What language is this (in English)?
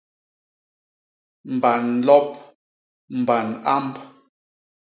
Basaa